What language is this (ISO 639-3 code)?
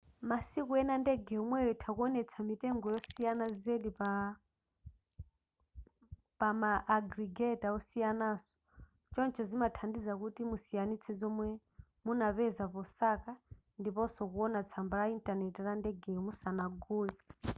nya